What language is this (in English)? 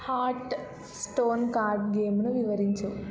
Telugu